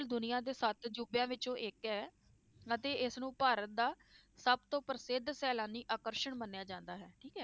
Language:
Punjabi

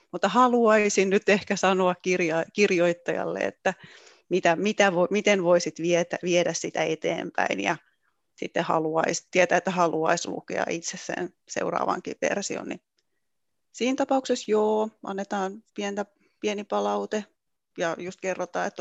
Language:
Finnish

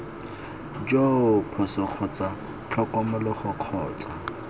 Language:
Tswana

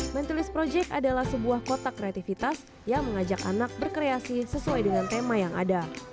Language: Indonesian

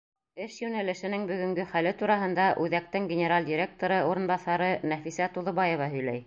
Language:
Bashkir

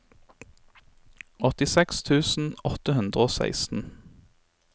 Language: Norwegian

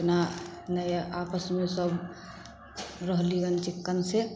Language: Maithili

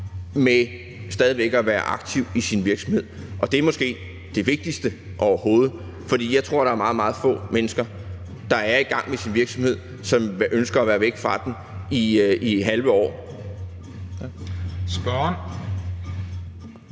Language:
Danish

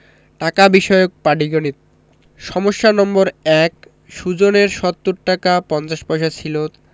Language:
Bangla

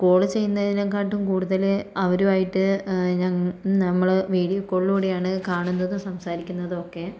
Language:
Malayalam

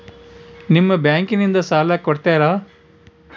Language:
Kannada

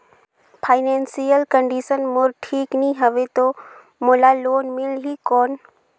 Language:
Chhattisgarhi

